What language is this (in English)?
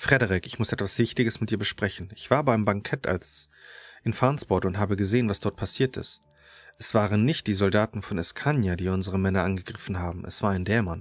German